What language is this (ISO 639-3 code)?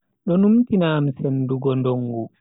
fui